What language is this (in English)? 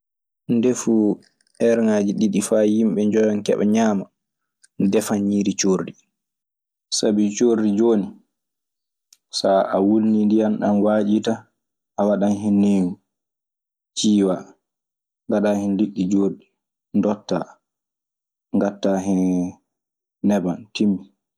Maasina Fulfulde